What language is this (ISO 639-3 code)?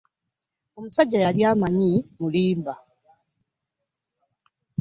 lug